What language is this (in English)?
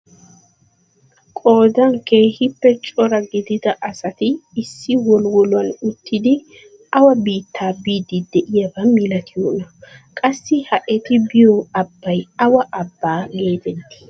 Wolaytta